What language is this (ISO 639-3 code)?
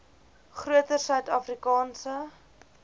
afr